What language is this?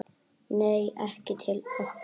Icelandic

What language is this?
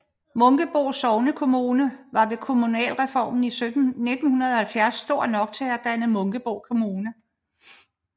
Danish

